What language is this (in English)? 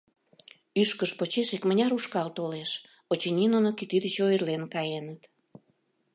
Mari